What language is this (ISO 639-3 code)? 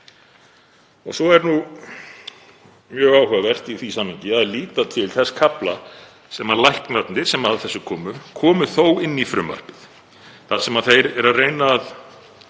isl